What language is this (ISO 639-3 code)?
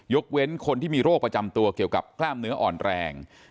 tha